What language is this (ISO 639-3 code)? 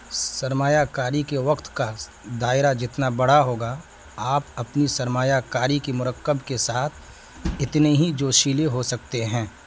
urd